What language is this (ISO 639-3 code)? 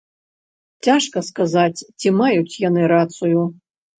bel